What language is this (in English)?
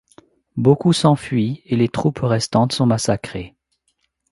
French